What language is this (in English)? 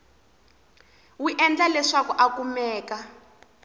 Tsonga